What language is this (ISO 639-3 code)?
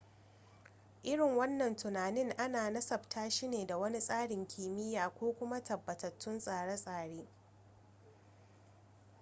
hau